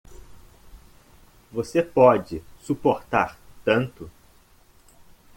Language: Portuguese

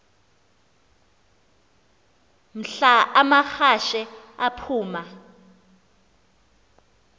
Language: Xhosa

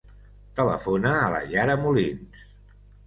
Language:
Catalan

